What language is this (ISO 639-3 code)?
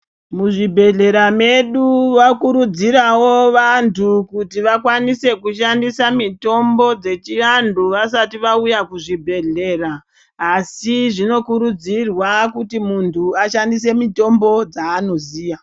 ndc